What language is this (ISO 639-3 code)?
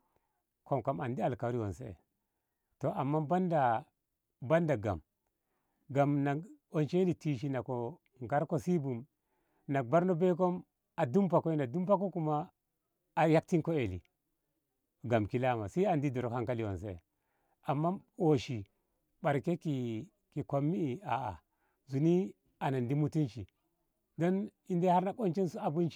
nbh